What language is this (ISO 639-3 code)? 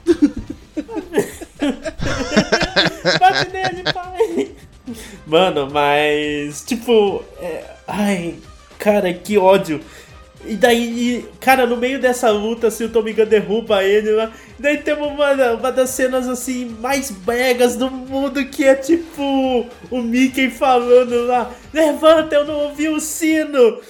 por